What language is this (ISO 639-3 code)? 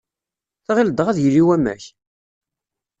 kab